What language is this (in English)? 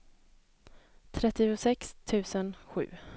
Swedish